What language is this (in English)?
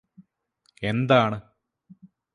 Malayalam